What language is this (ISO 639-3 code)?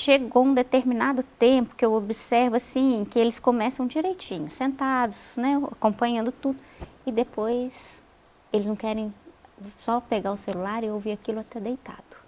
por